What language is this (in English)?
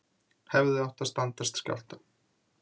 Icelandic